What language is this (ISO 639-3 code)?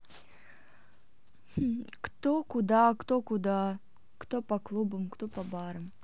rus